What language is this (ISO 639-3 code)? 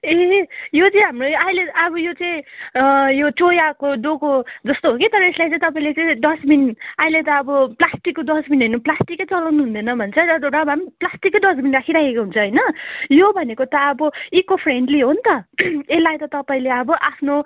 nep